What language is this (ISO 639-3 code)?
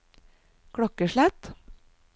nor